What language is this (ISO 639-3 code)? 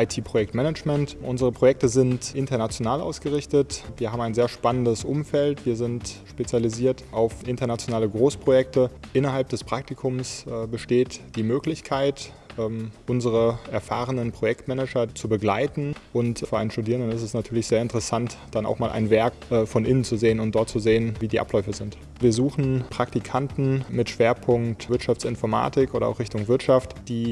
deu